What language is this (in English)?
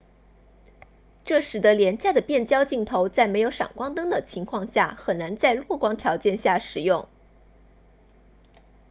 Chinese